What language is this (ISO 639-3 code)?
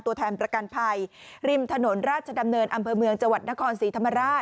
tha